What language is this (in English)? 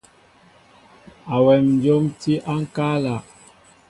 Mbo (Cameroon)